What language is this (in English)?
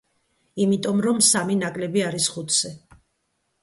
Georgian